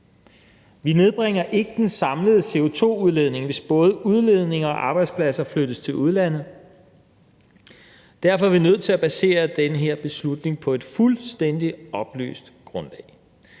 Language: Danish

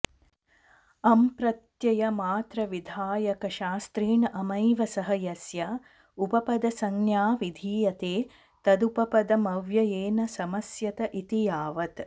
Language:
Sanskrit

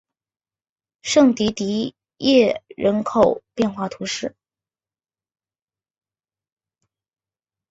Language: Chinese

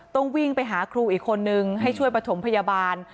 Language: Thai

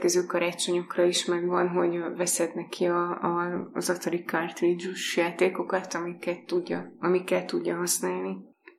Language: Hungarian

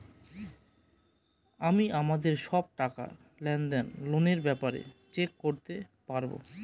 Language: Bangla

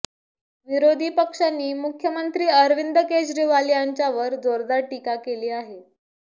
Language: Marathi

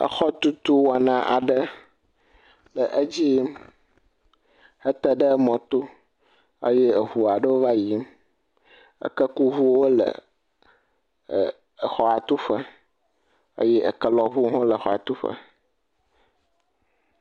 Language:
Ewe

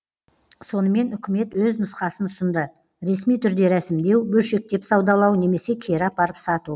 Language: Kazakh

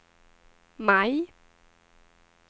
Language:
Swedish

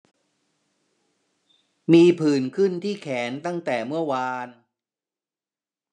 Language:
Thai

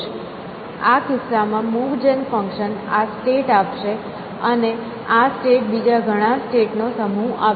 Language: Gujarati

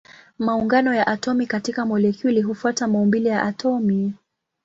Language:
Swahili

